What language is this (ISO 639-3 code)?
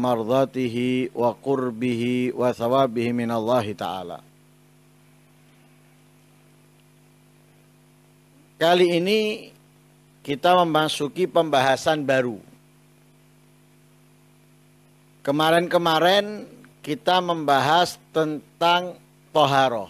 ind